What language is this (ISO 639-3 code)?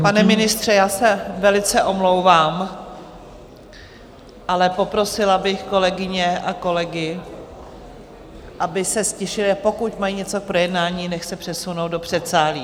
ces